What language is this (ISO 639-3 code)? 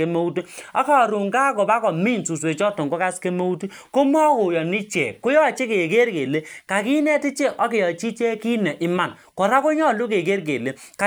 kln